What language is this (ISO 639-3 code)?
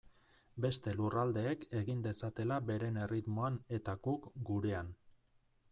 eus